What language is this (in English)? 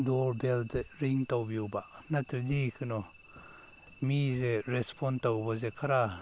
Manipuri